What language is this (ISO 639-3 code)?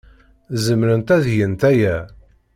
kab